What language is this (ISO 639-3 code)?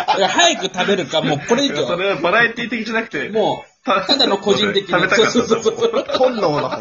jpn